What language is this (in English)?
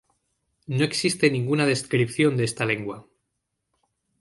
Spanish